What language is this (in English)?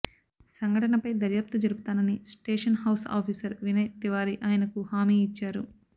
Telugu